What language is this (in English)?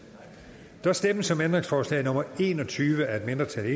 Danish